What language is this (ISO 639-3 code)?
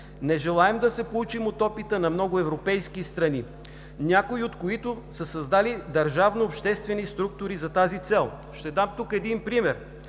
bul